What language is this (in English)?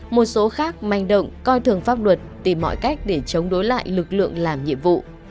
Vietnamese